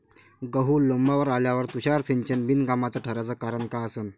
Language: Marathi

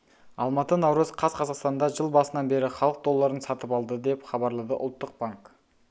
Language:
Kazakh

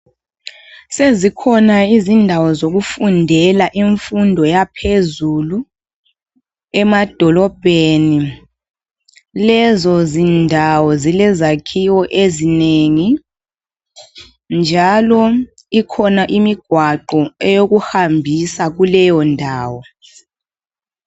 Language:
North Ndebele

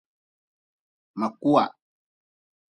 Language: Nawdm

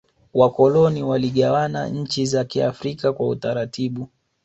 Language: Swahili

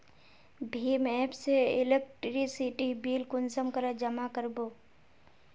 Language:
Magahi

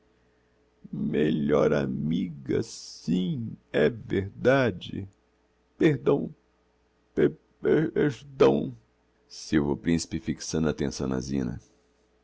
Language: Portuguese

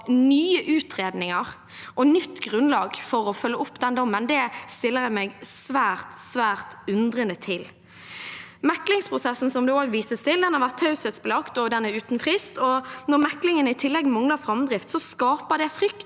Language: Norwegian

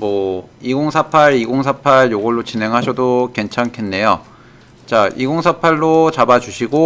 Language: Korean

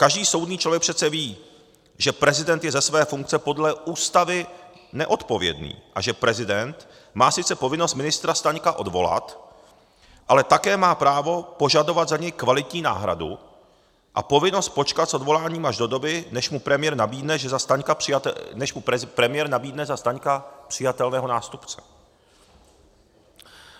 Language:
Czech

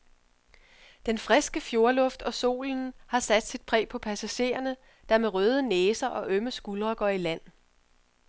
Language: Danish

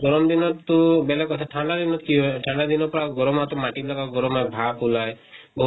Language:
Assamese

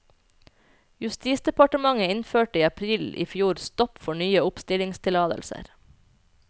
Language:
Norwegian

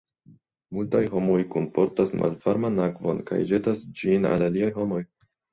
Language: Esperanto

